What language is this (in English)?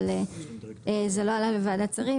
Hebrew